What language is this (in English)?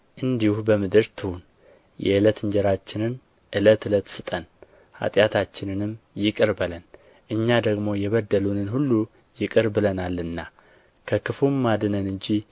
Amharic